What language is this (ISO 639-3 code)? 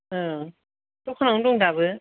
brx